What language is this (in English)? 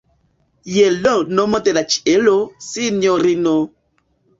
Esperanto